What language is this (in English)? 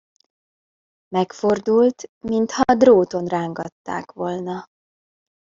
Hungarian